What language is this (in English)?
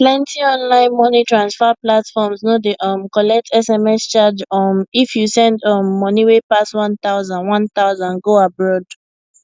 Nigerian Pidgin